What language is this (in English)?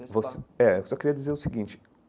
Portuguese